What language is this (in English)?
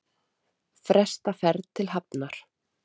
Icelandic